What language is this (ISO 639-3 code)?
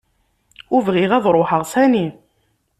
kab